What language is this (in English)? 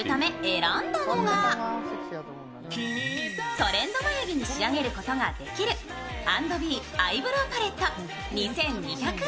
Japanese